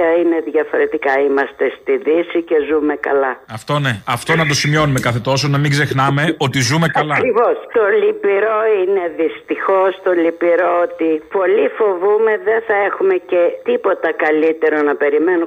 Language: Greek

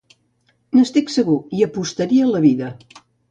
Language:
Catalan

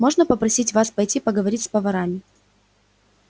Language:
Russian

